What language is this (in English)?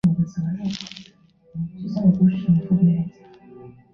Chinese